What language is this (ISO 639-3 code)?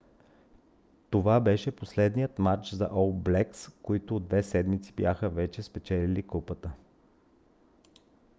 bul